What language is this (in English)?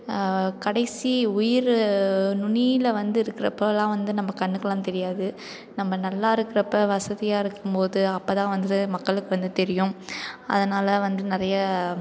Tamil